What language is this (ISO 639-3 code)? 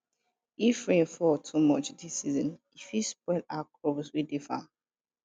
pcm